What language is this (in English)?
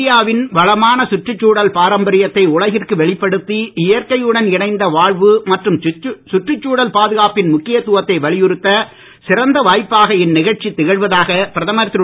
Tamil